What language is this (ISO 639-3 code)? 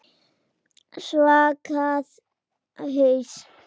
isl